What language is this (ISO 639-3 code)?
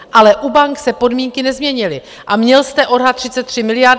ces